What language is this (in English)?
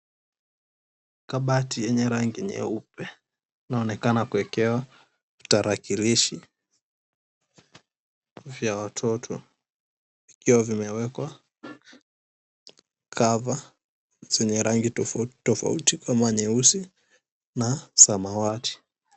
Swahili